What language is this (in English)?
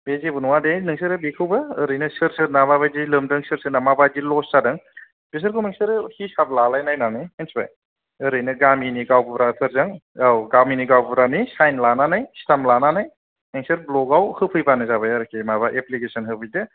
Bodo